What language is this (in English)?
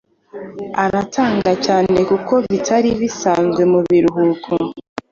Kinyarwanda